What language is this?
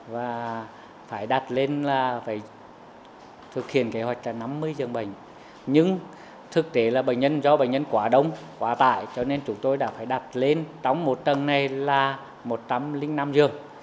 Vietnamese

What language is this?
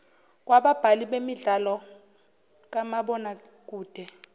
Zulu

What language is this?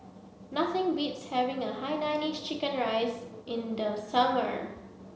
English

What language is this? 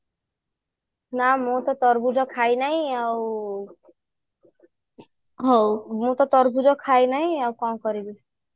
Odia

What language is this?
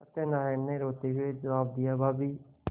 Hindi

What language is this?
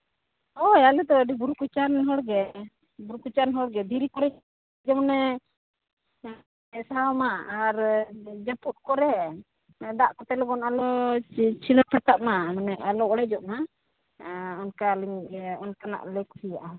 Santali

